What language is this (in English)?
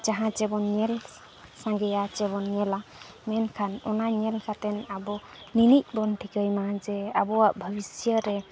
Santali